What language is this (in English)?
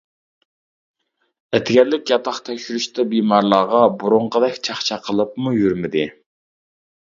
Uyghur